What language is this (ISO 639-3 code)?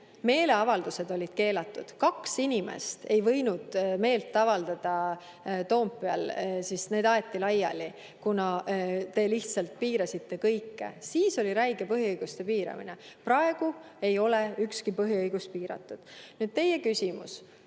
est